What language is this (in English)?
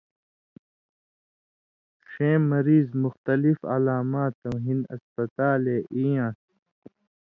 Indus Kohistani